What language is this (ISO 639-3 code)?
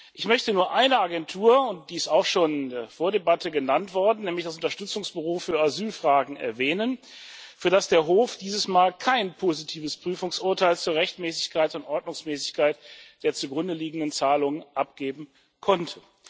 deu